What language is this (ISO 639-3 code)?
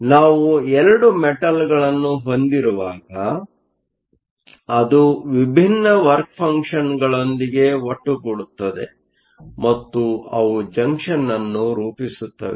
kan